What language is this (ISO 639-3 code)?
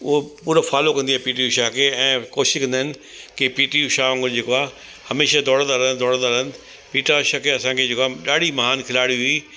snd